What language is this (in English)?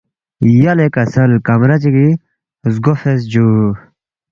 Balti